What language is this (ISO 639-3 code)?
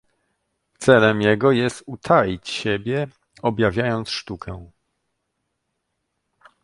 pol